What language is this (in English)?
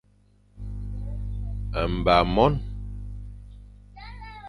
Fang